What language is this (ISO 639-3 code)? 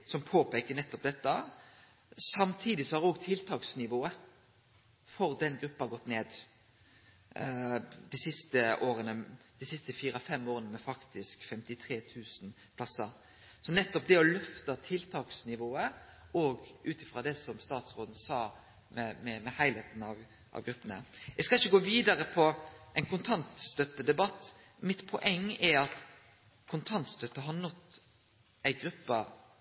nno